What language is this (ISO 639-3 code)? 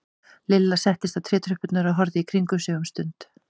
isl